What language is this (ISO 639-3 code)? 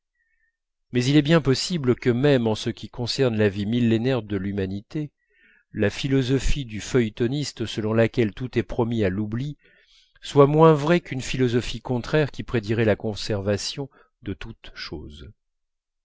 fra